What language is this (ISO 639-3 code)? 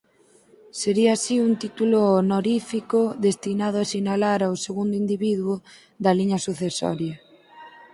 glg